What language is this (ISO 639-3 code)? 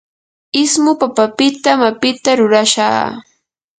qur